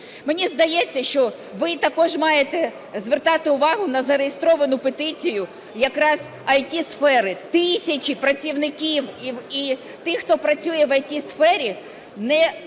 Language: Ukrainian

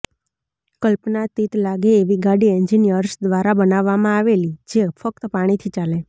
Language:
Gujarati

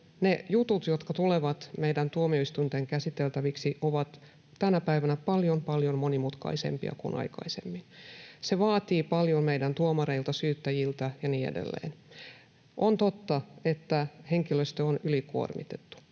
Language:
Finnish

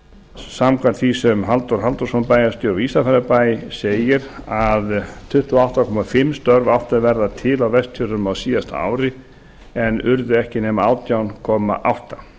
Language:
Icelandic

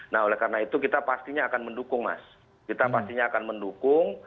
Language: Indonesian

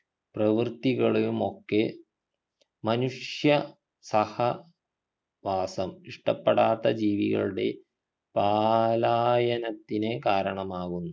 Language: Malayalam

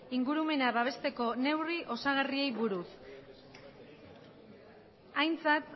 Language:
Basque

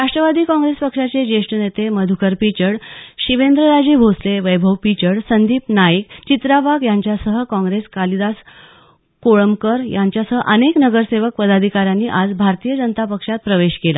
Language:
Marathi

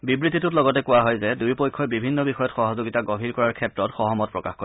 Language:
Assamese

